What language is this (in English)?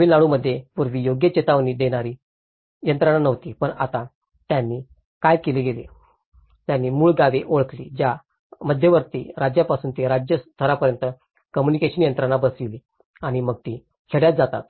Marathi